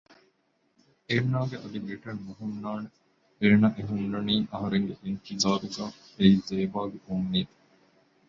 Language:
Divehi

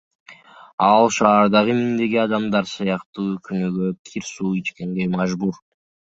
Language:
Kyrgyz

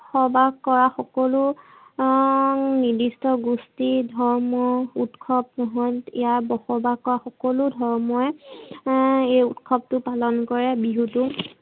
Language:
Assamese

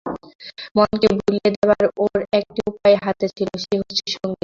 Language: Bangla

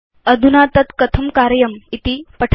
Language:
Sanskrit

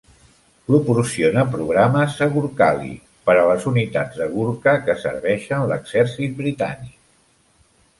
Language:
Catalan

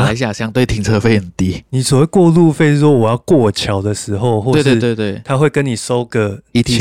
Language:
Chinese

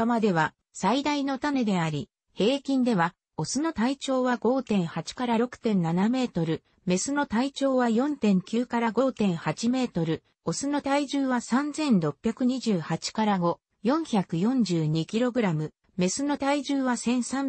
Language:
Japanese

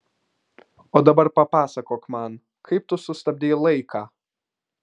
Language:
Lithuanian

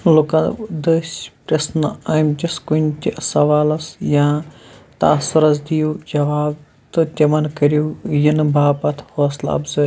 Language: Kashmiri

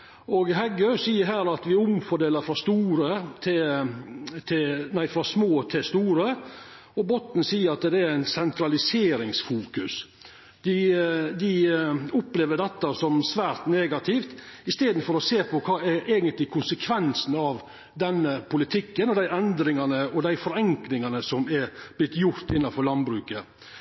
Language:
Norwegian Nynorsk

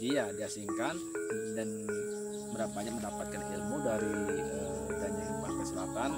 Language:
Indonesian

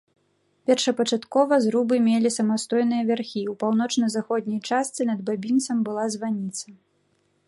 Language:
Belarusian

